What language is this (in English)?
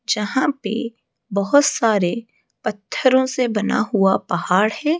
Hindi